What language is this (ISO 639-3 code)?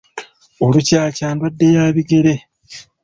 lug